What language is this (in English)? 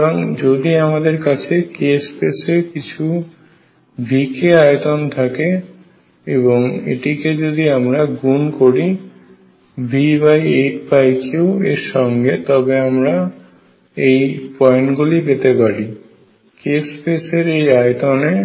Bangla